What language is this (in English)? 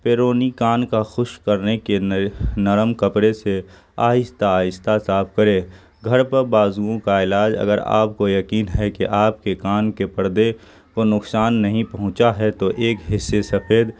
Urdu